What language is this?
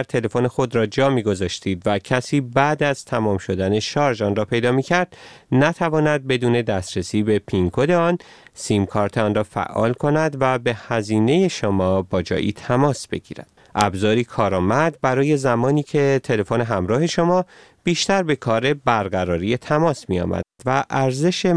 Persian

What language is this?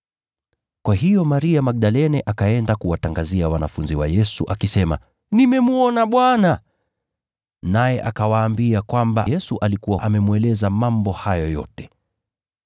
Swahili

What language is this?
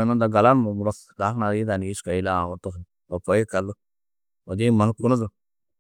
Tedaga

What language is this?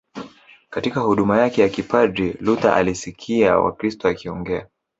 Swahili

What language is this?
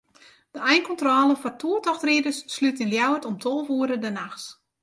Western Frisian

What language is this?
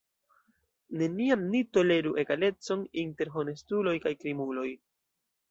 Esperanto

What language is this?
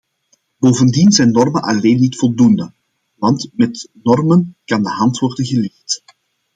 Dutch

